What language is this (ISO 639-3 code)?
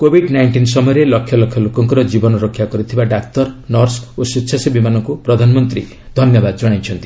ori